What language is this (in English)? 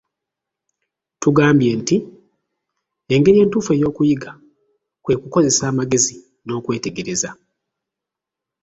Ganda